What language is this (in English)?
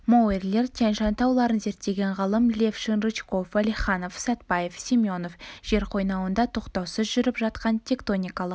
Kazakh